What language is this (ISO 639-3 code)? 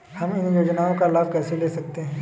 hin